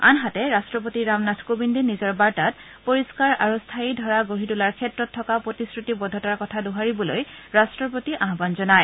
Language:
Assamese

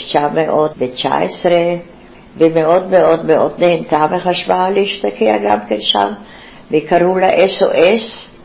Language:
Hebrew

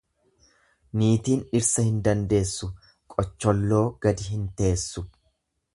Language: Oromo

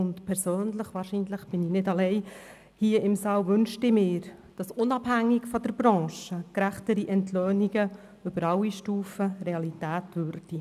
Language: Swiss German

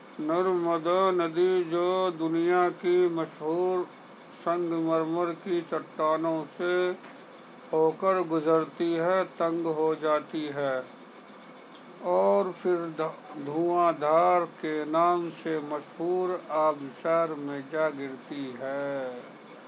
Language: Urdu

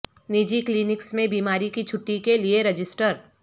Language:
Urdu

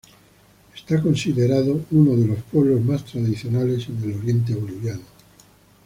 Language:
Spanish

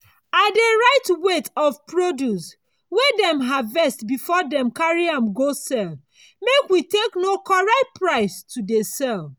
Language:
Nigerian Pidgin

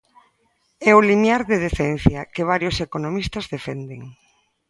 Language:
Galician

